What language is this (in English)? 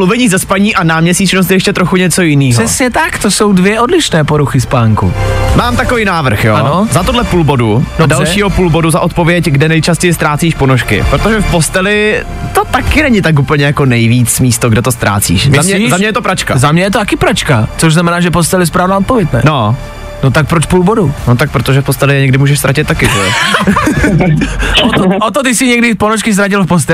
Czech